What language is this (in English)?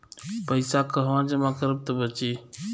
Bhojpuri